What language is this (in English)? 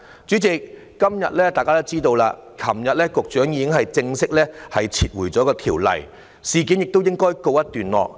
Cantonese